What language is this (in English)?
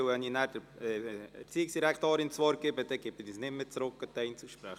Swiss German